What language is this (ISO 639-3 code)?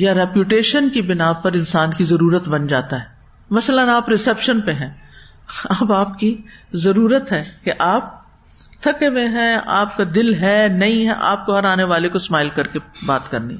urd